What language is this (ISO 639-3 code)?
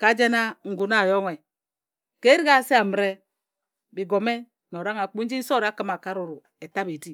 etu